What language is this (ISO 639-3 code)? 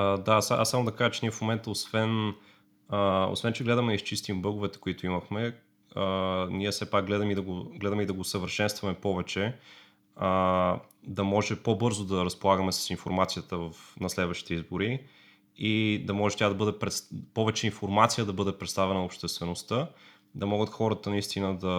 bul